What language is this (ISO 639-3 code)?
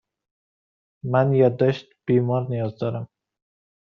fas